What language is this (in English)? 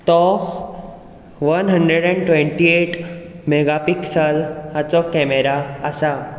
Konkani